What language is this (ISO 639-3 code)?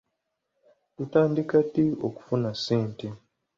lug